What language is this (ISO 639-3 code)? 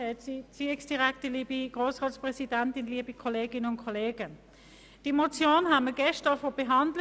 gsw